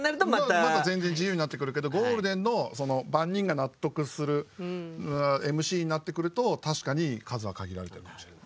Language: Japanese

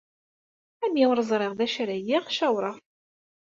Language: Kabyle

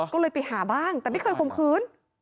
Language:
Thai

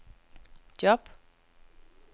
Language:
Danish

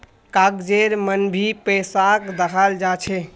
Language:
Magahi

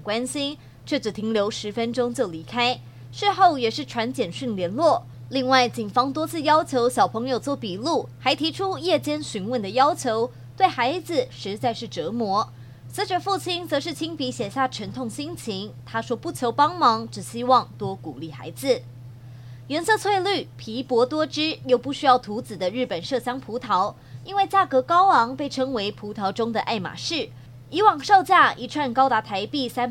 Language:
Chinese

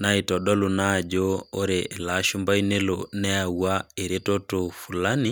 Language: Masai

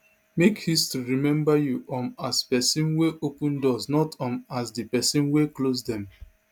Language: Nigerian Pidgin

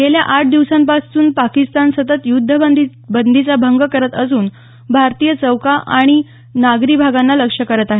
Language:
Marathi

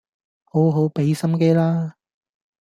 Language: Cantonese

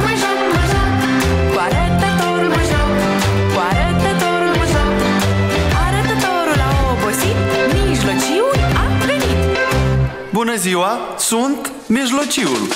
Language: Romanian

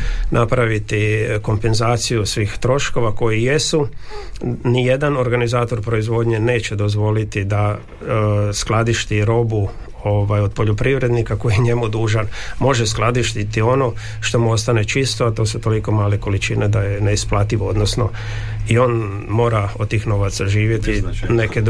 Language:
Croatian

